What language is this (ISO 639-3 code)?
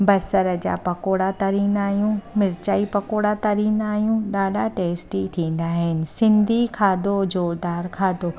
snd